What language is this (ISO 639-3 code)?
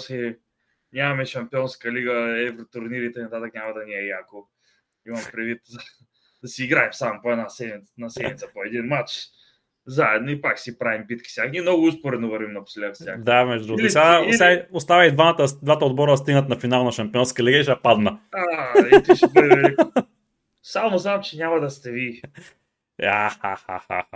bul